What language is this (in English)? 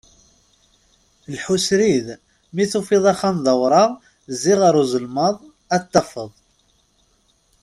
Kabyle